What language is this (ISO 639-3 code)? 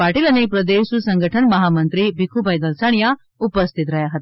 guj